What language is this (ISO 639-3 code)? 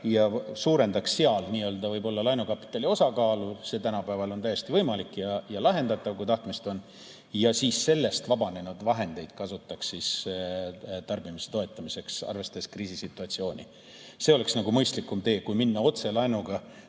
est